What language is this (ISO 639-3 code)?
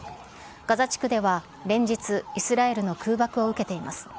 jpn